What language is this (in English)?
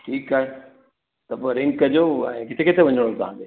Sindhi